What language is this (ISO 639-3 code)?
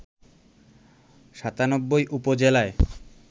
ben